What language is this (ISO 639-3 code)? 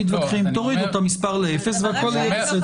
heb